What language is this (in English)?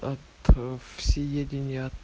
Russian